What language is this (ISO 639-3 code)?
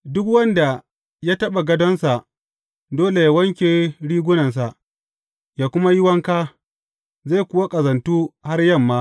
hau